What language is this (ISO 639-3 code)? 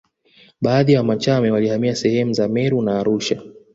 swa